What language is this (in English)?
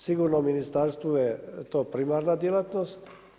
Croatian